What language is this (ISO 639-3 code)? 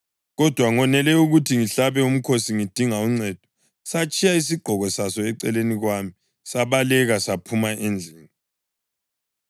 nde